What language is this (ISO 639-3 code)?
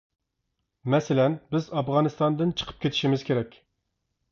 uig